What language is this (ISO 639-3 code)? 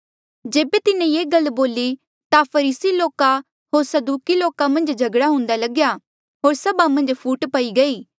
mjl